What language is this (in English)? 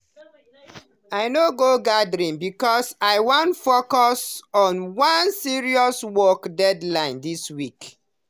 Nigerian Pidgin